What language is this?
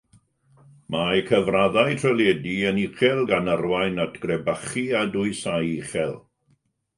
Welsh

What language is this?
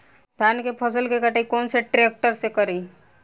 Bhojpuri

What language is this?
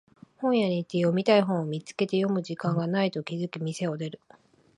Japanese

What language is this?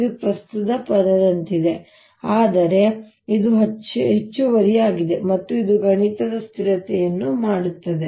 Kannada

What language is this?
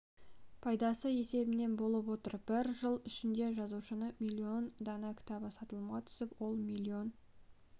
Kazakh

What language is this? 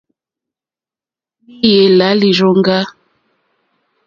Mokpwe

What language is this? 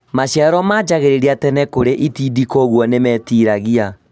Kikuyu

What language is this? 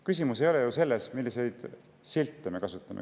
Estonian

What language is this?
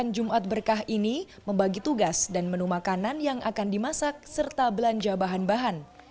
Indonesian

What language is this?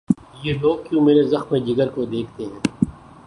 Urdu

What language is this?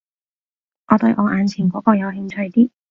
Cantonese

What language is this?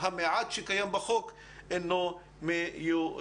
Hebrew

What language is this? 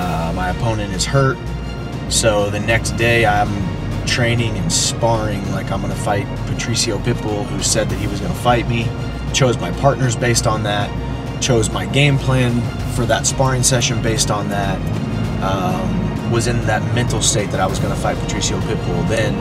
English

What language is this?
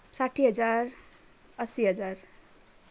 Nepali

